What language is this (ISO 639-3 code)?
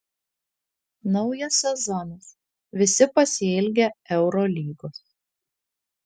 lit